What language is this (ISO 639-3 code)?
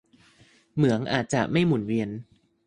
tha